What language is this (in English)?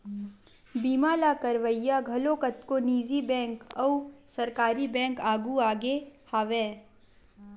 Chhattisgarhi